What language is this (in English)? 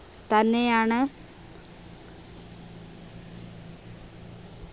Malayalam